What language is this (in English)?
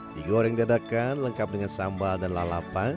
Indonesian